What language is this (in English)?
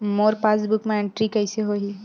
Chhattisgarhi